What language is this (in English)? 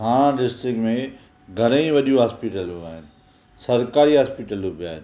Sindhi